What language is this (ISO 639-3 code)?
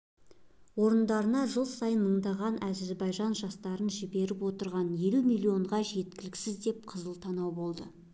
kaz